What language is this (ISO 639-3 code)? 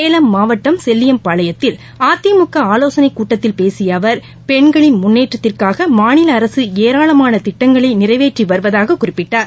tam